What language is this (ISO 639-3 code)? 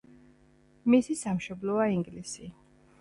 kat